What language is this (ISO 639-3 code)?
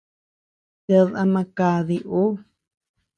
cux